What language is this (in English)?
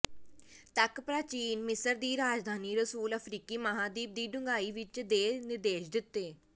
Punjabi